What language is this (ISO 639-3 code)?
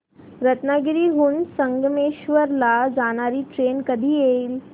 mar